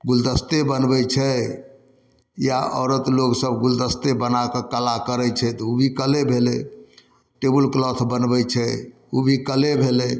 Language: Maithili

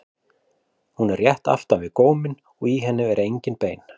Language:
Icelandic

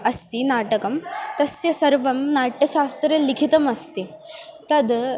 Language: Sanskrit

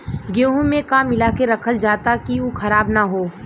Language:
Bhojpuri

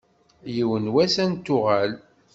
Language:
Kabyle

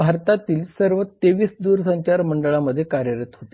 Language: Marathi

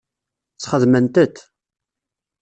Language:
Kabyle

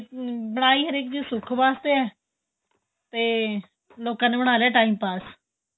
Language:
Punjabi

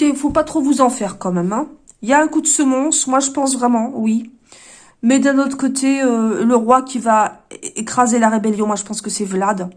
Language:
French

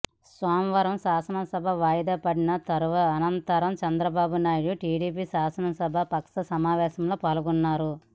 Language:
Telugu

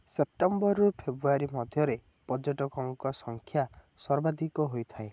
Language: Odia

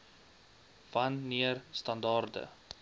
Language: Afrikaans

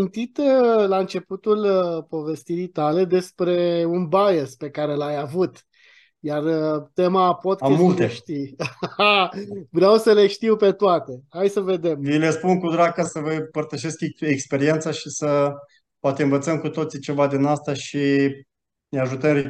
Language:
Romanian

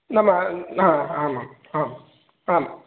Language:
Sanskrit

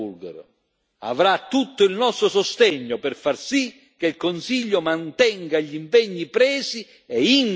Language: Italian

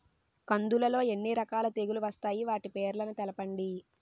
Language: Telugu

